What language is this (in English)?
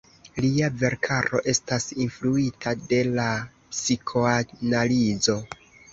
Esperanto